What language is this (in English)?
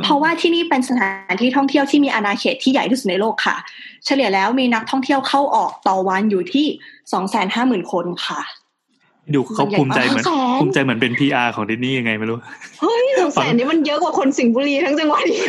Thai